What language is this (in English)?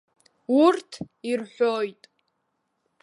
Abkhazian